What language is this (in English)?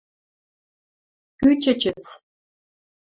Western Mari